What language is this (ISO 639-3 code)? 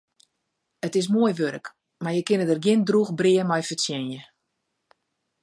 fry